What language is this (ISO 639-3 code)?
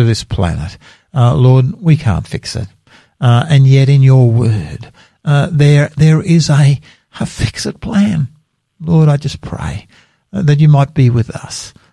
eng